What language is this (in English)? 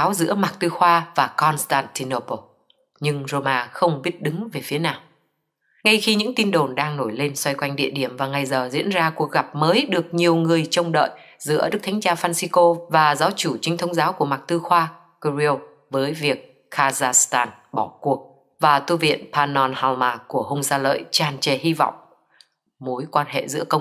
Vietnamese